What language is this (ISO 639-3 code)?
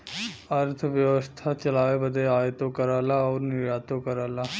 bho